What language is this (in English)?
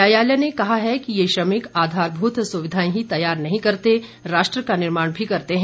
Hindi